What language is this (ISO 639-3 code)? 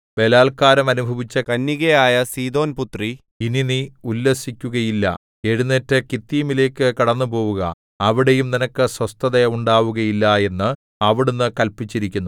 mal